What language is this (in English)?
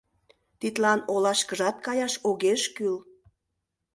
Mari